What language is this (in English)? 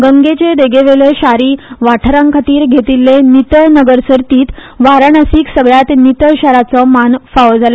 Konkani